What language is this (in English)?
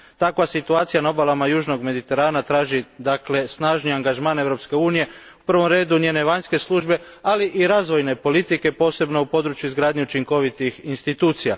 Croatian